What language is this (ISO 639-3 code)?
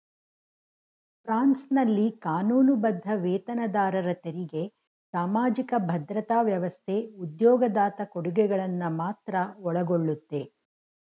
kan